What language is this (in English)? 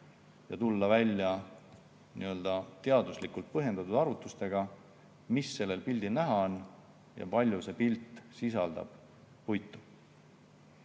Estonian